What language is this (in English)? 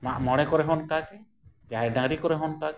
Santali